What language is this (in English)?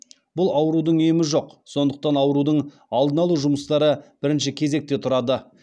Kazakh